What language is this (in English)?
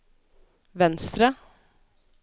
Norwegian